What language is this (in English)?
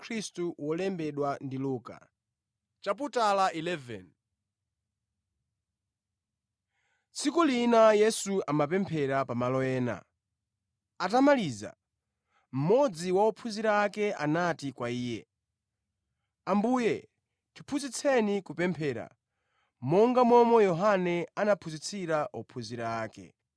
Nyanja